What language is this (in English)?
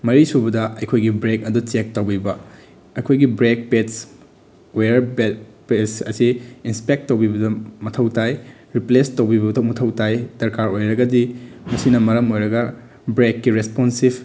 Manipuri